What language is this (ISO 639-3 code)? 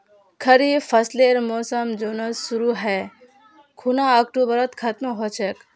mag